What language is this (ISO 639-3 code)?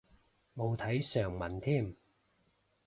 yue